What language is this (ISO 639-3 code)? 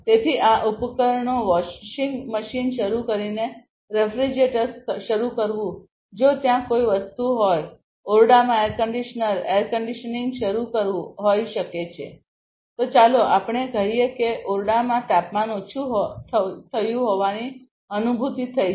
guj